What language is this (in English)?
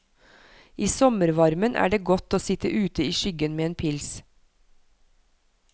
Norwegian